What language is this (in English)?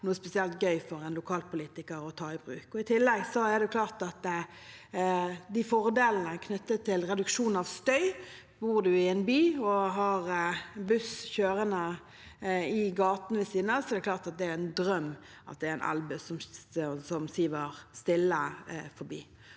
Norwegian